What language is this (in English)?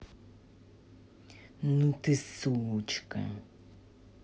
Russian